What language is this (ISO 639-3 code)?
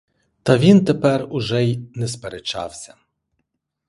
ukr